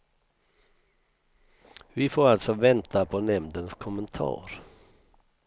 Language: Swedish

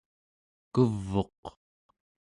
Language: Central Yupik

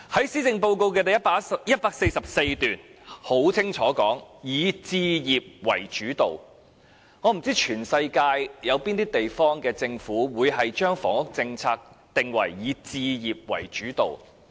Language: Cantonese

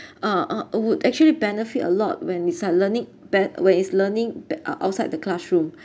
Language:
English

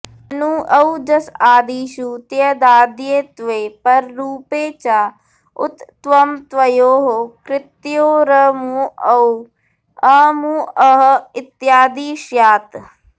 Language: Sanskrit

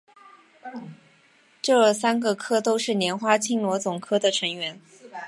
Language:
Chinese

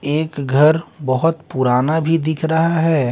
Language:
Hindi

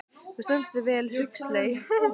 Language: Icelandic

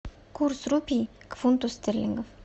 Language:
Russian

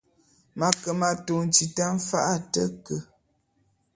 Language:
Bulu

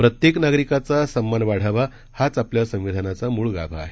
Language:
Marathi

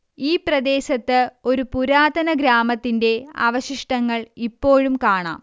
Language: Malayalam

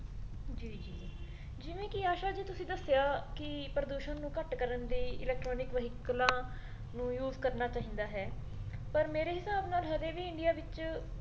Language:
Punjabi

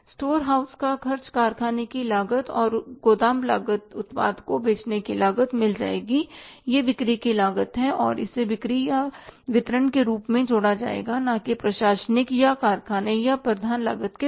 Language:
Hindi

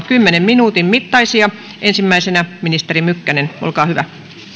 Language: Finnish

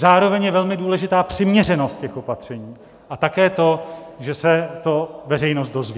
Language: Czech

